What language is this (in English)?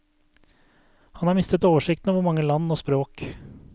Norwegian